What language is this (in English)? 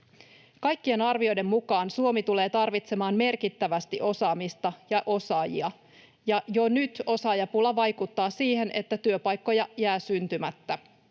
Finnish